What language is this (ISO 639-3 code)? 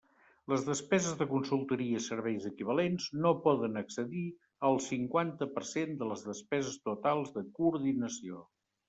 cat